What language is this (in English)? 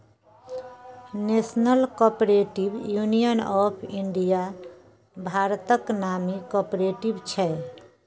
Maithili